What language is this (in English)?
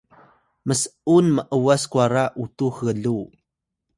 Atayal